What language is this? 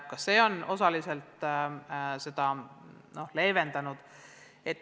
Estonian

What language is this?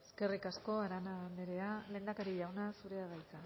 Basque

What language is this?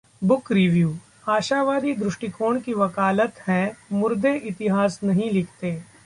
Hindi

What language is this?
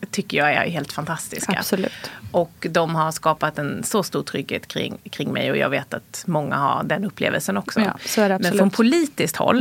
Swedish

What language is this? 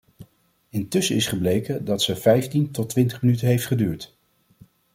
Dutch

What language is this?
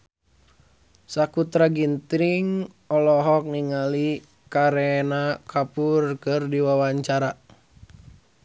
Sundanese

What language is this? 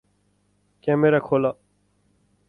Nepali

